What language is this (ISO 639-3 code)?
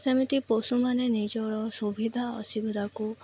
ori